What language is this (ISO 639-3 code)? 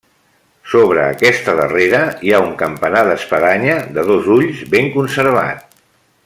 cat